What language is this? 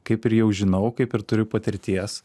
Lithuanian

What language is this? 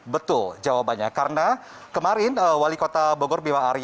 Indonesian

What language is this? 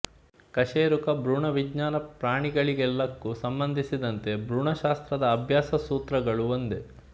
Kannada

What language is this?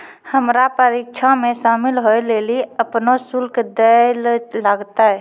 Maithili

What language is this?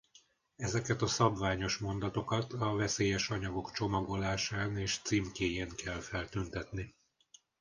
Hungarian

